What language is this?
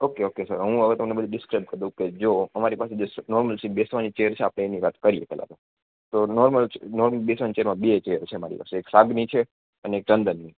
Gujarati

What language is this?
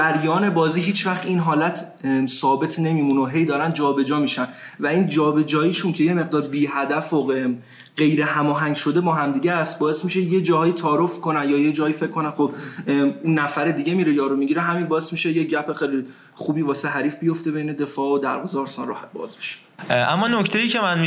Persian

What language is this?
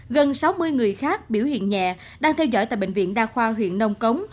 Vietnamese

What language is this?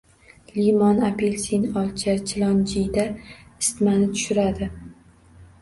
Uzbek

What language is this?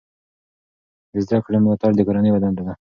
Pashto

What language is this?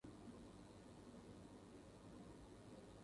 Tuki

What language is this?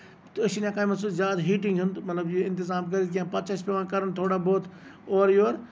Kashmiri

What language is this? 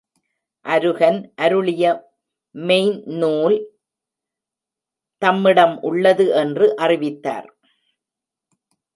Tamil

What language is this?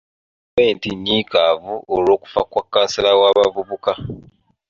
Ganda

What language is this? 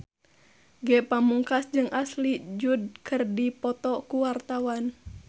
Sundanese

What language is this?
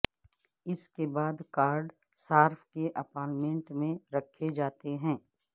Urdu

